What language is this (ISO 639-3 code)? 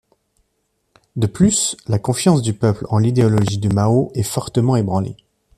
fra